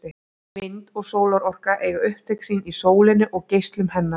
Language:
Icelandic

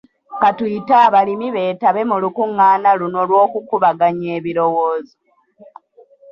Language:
Ganda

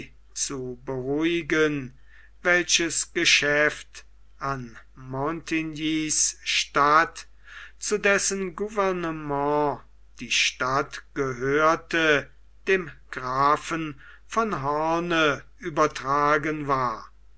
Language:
German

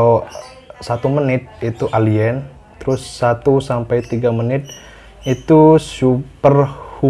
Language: Indonesian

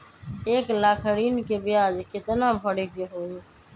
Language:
Magahi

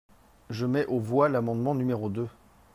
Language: French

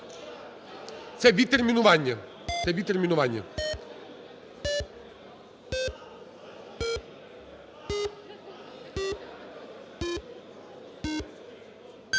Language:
Ukrainian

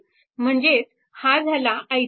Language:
Marathi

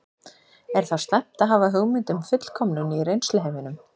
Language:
Icelandic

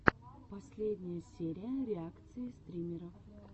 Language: Russian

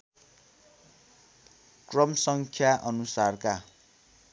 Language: Nepali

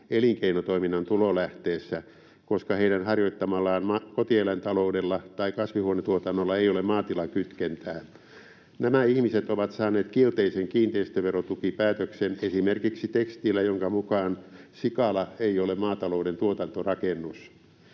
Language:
Finnish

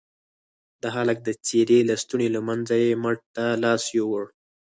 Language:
Pashto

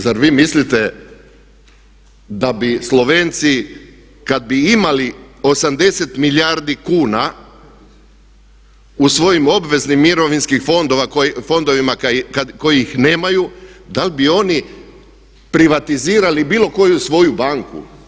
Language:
Croatian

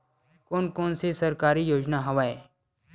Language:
Chhattisgarhi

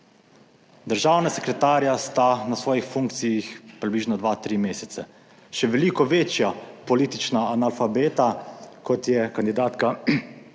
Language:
Slovenian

